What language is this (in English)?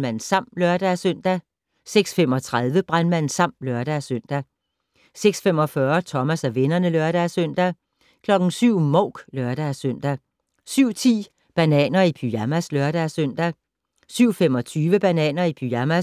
Danish